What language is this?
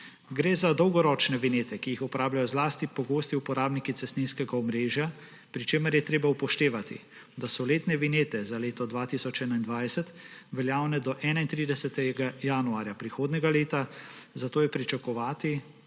Slovenian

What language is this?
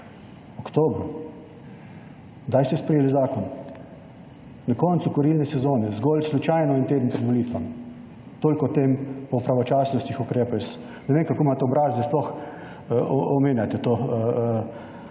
Slovenian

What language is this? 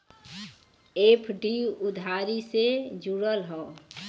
Bhojpuri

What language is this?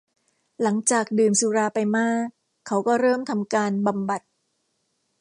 Thai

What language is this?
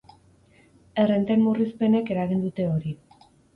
Basque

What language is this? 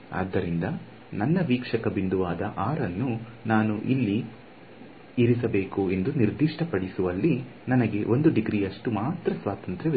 Kannada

